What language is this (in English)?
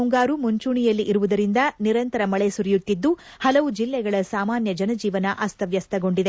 Kannada